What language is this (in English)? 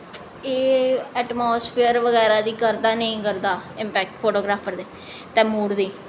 Dogri